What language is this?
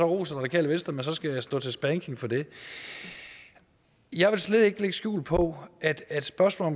Danish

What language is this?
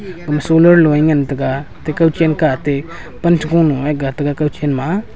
Wancho Naga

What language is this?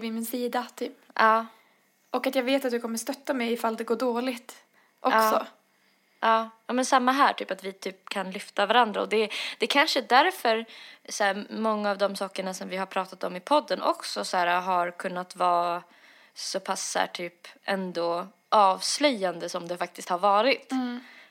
Swedish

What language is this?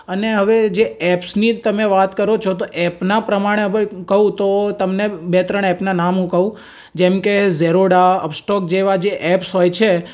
Gujarati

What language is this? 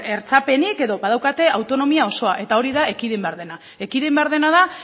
Basque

